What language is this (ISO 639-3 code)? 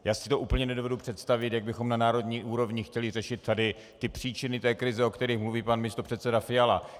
ces